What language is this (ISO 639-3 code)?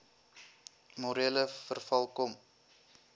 afr